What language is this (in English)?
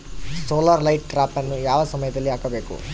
Kannada